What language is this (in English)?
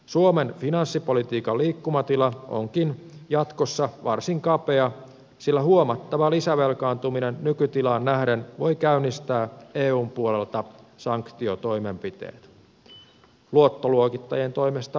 Finnish